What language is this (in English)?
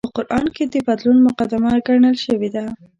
Pashto